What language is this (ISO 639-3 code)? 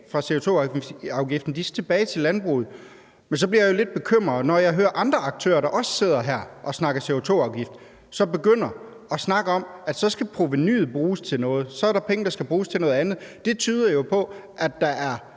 dan